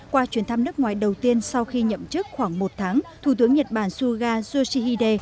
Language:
Vietnamese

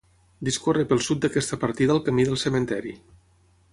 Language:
Catalan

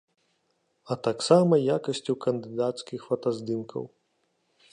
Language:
Belarusian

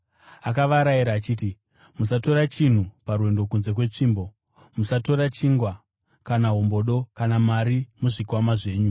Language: Shona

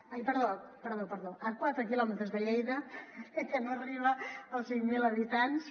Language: Catalan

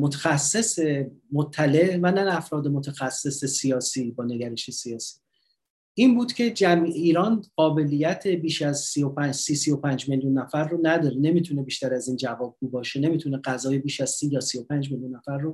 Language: Persian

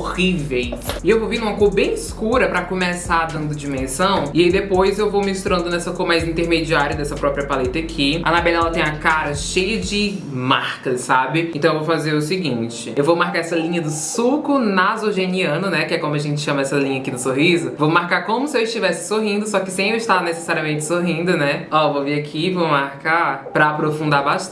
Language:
Portuguese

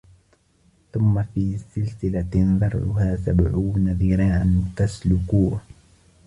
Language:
Arabic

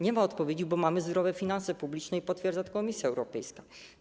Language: Polish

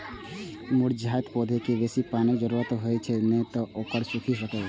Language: Maithili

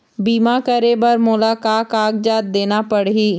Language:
Chhattisgarhi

